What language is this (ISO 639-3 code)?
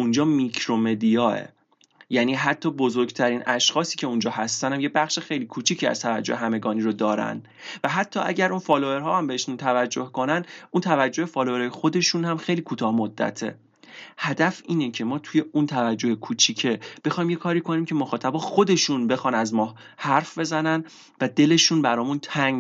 fas